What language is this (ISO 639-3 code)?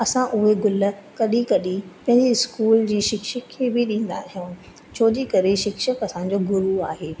snd